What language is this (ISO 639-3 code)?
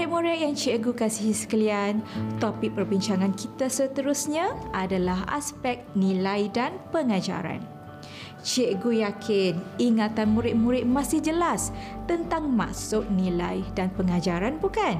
msa